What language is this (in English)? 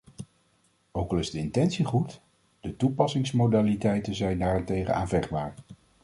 Dutch